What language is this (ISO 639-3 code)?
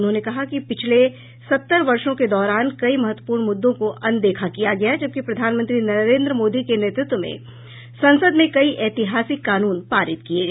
hin